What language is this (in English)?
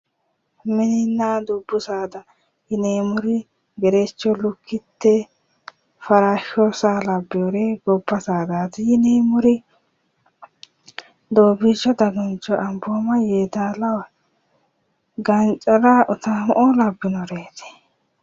Sidamo